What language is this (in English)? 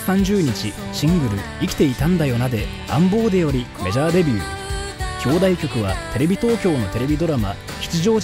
Japanese